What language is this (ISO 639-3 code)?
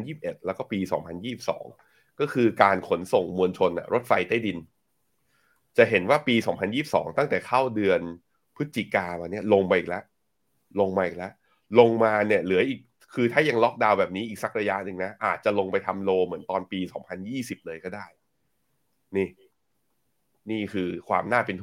tha